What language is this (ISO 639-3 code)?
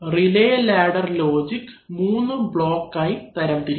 mal